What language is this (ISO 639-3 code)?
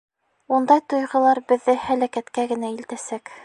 bak